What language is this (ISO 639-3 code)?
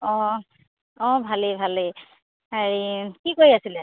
asm